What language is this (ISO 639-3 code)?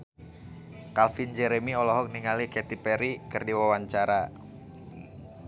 sun